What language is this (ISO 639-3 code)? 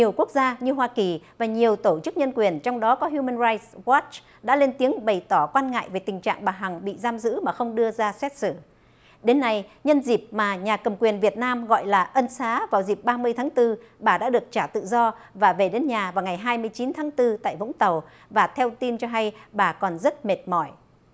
vie